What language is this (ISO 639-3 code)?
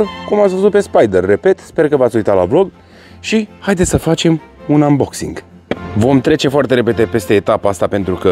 ron